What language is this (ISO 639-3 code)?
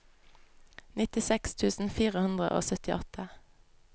nor